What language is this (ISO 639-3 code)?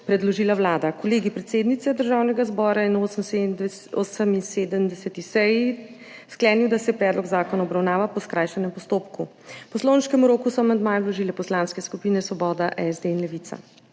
slv